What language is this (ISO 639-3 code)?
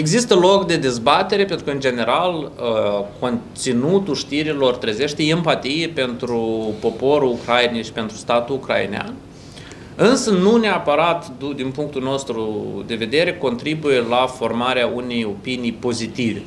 ron